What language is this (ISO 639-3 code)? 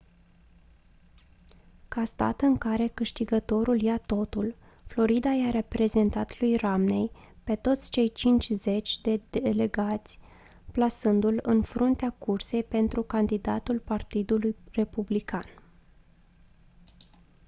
ron